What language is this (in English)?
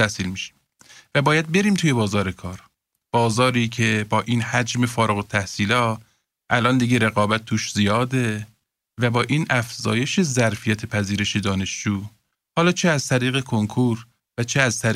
Persian